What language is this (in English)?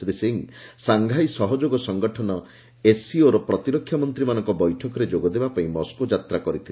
Odia